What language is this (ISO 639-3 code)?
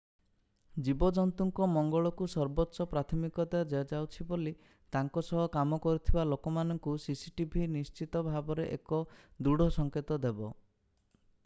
ori